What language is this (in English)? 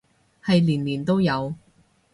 Cantonese